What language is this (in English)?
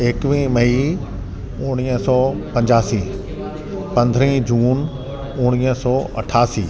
Sindhi